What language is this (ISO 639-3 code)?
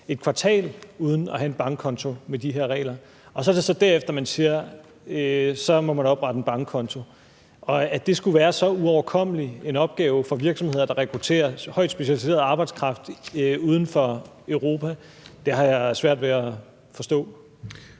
dan